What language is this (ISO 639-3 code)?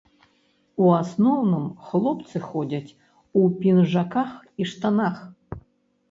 bel